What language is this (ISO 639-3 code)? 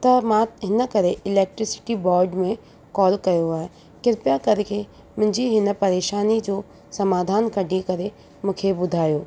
snd